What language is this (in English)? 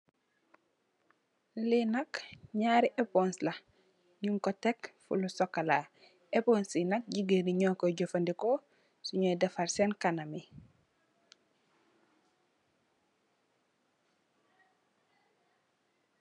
Wolof